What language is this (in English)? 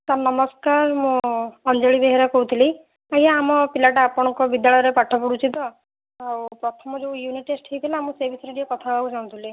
Odia